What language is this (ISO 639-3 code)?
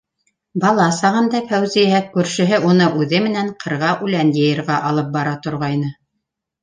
bak